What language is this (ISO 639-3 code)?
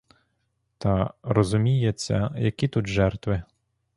ukr